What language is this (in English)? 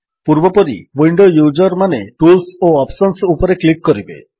Odia